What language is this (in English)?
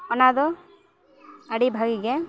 Santali